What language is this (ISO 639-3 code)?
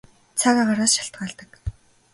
mon